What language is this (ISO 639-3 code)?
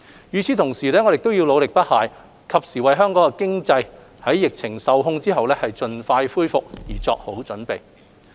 yue